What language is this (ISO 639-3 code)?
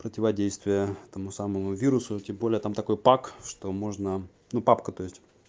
rus